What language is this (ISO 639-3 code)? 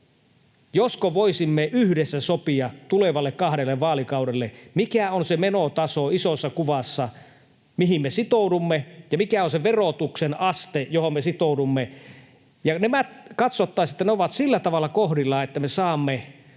fin